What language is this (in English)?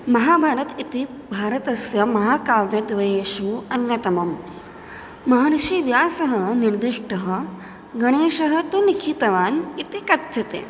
Sanskrit